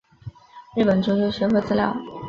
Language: Chinese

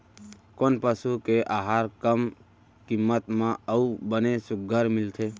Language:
Chhattisgarhi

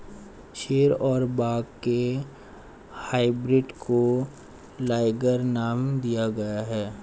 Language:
Hindi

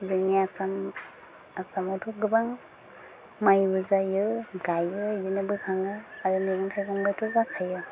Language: Bodo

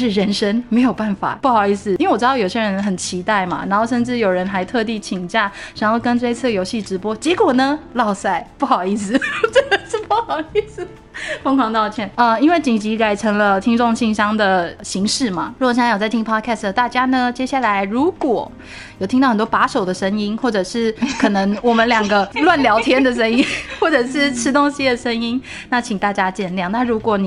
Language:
Chinese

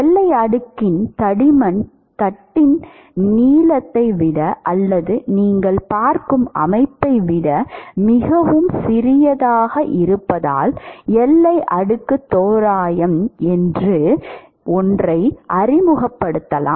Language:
Tamil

